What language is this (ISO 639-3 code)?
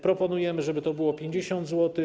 pol